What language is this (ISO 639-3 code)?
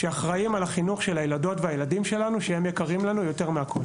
heb